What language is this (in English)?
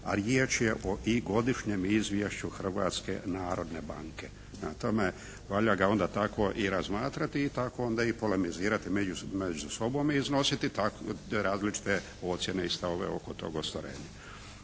Croatian